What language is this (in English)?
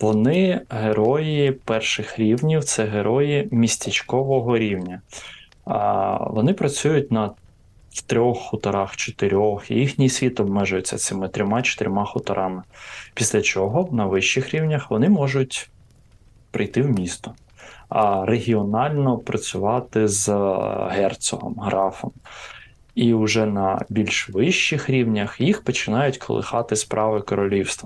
Ukrainian